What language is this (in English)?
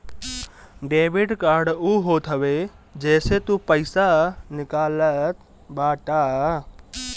Bhojpuri